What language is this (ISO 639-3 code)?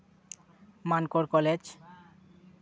sat